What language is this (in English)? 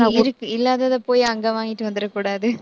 Tamil